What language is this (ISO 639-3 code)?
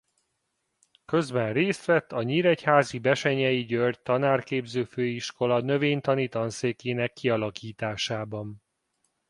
hun